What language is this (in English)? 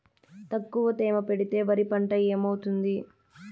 Telugu